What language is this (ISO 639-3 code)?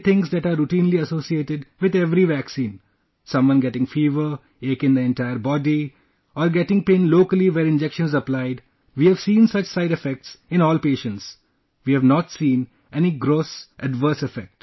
eng